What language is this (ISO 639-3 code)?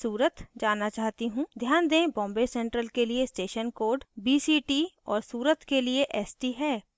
hin